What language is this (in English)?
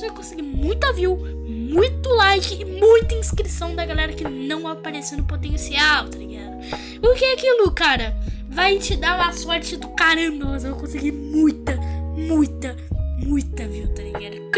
Portuguese